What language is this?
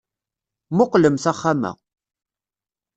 Kabyle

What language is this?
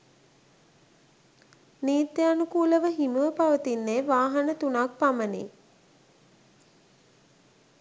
Sinhala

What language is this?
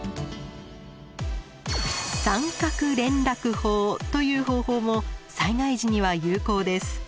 Japanese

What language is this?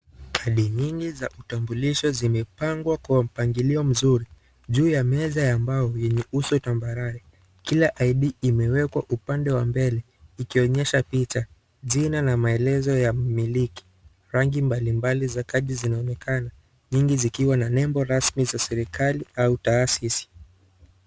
Swahili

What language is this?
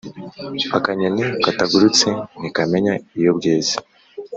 Kinyarwanda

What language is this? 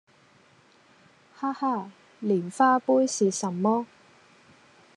Cantonese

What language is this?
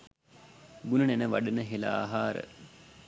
Sinhala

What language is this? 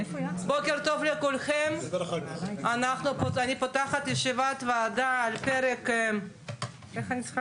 Hebrew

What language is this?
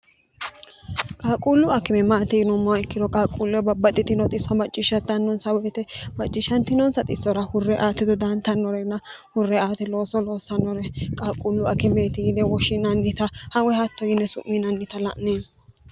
Sidamo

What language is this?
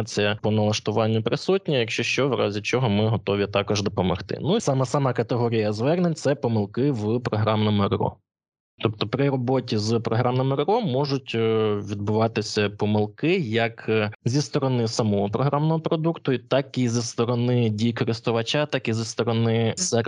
Ukrainian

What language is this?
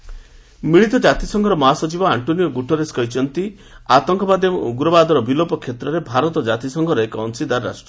Odia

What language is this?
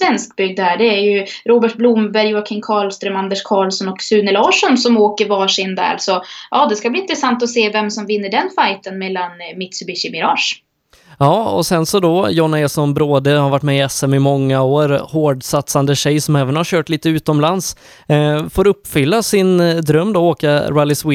Swedish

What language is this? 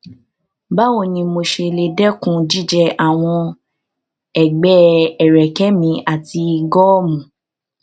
Yoruba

